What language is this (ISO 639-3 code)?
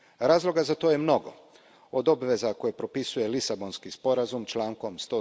hrv